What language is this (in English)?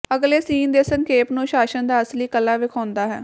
Punjabi